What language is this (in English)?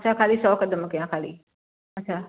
Sindhi